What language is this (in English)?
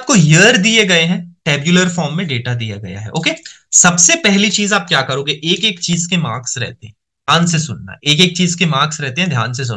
Hindi